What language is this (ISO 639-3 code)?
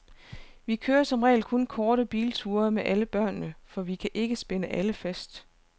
dan